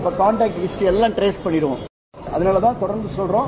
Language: Tamil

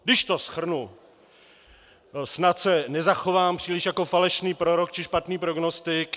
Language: Czech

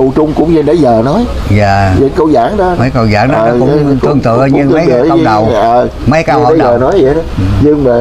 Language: Vietnamese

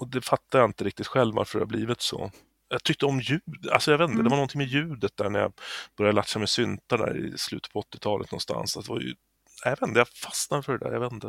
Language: Swedish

